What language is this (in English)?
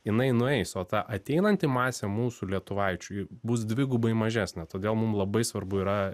Lithuanian